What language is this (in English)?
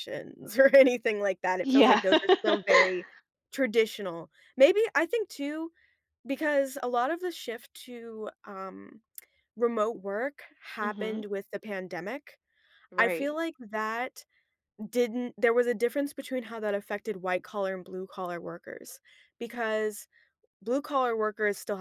English